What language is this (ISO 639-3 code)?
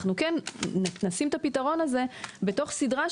heb